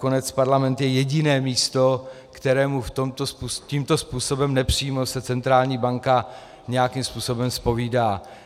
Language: Czech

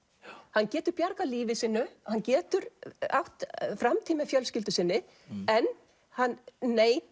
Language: Icelandic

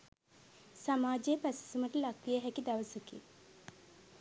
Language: Sinhala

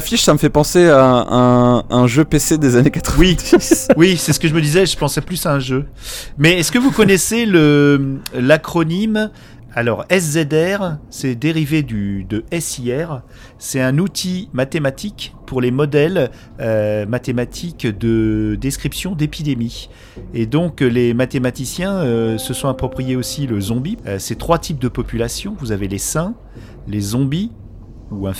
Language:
French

